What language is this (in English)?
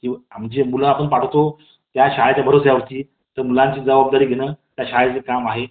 Marathi